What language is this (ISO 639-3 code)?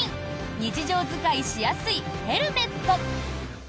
jpn